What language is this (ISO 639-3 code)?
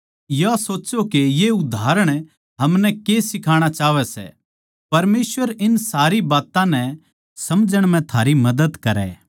bgc